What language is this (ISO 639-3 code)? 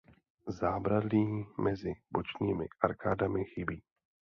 ces